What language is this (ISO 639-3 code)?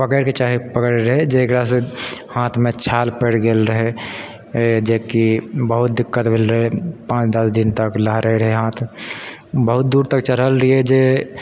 mai